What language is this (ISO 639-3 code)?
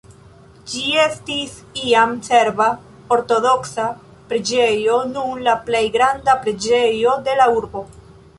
epo